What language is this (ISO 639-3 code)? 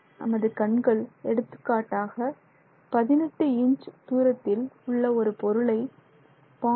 tam